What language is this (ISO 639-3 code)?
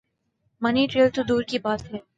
urd